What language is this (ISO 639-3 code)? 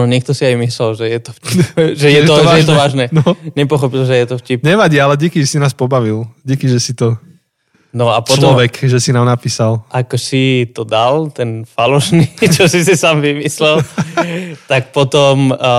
slk